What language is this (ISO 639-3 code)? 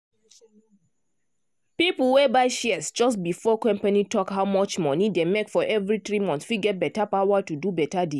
pcm